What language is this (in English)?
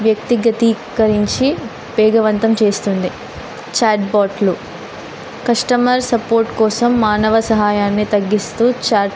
Telugu